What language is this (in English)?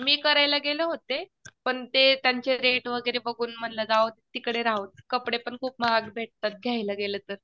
Marathi